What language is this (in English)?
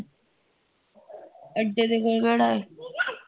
Punjabi